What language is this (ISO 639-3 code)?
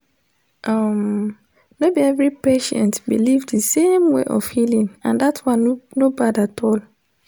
pcm